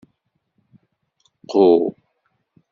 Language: Kabyle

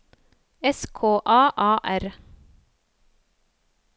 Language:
Norwegian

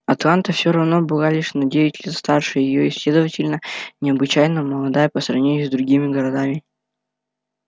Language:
Russian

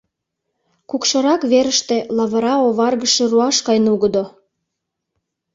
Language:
Mari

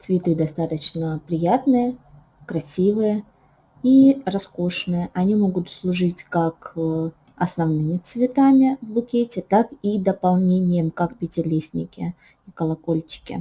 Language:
Russian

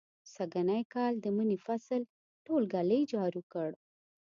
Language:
Pashto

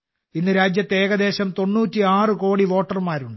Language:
Malayalam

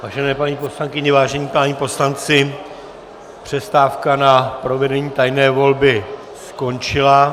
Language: Czech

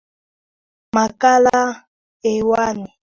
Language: Swahili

